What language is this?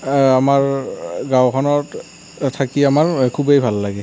Assamese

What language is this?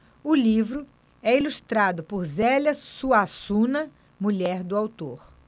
Portuguese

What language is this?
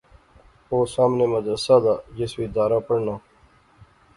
Pahari-Potwari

